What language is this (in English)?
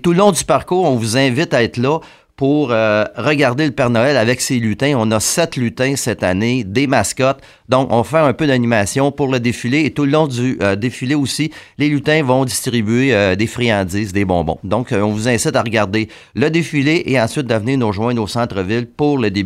French